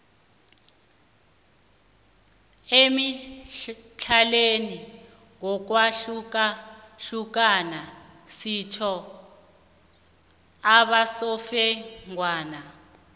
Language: South Ndebele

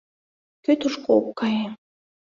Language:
Mari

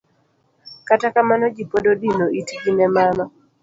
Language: Luo (Kenya and Tanzania)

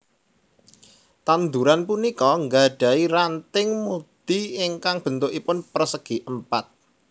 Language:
Javanese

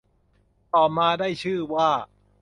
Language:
Thai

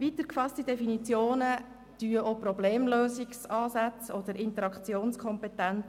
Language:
Swiss German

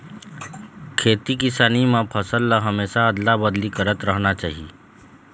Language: Chhattisgarhi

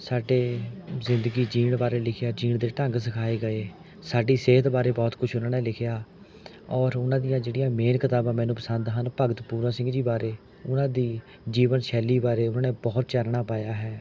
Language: Punjabi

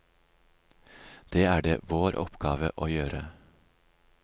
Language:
Norwegian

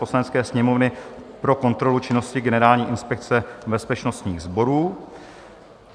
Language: Czech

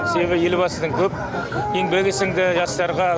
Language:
Kazakh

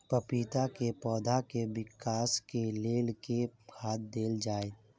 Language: Maithili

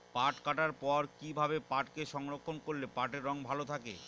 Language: Bangla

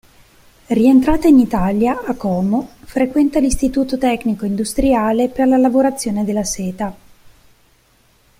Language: Italian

